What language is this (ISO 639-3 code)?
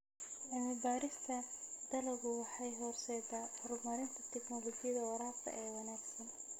som